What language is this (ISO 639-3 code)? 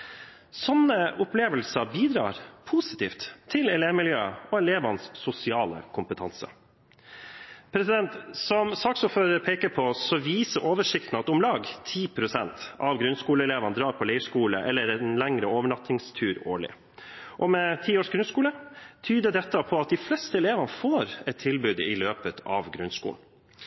nob